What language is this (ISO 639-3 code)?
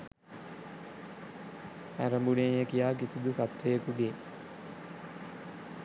sin